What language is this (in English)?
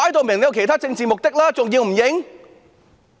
Cantonese